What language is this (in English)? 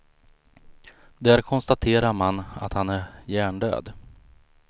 Swedish